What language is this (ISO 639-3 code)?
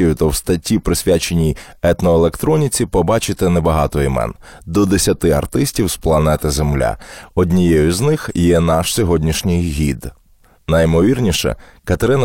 ukr